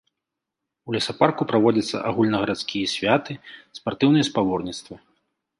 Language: Belarusian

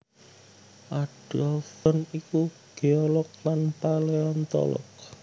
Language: Javanese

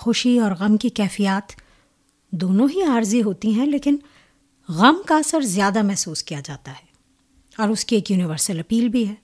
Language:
Urdu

